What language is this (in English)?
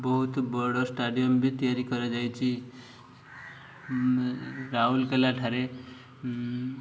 Odia